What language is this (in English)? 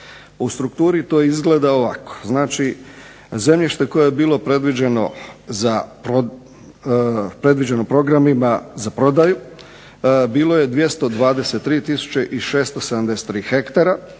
Croatian